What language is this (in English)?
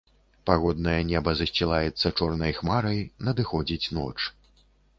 Belarusian